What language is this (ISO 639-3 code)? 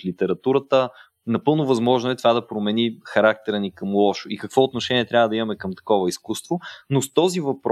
bul